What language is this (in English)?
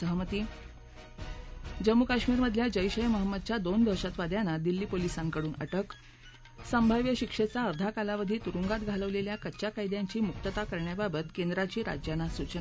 Marathi